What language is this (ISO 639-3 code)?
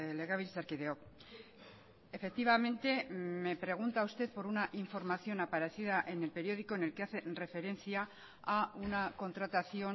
spa